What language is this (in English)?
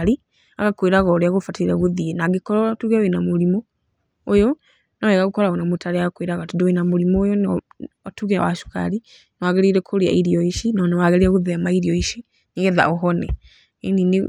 Kikuyu